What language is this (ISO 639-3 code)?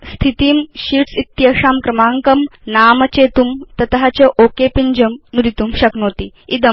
san